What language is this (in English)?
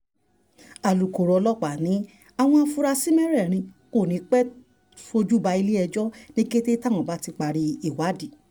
Yoruba